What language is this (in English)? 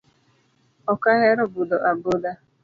Luo (Kenya and Tanzania)